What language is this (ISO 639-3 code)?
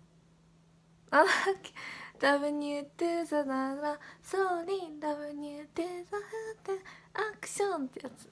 jpn